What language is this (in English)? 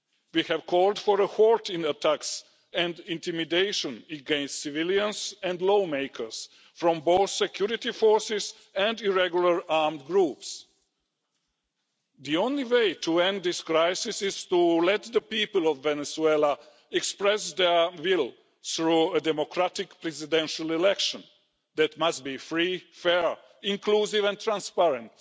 English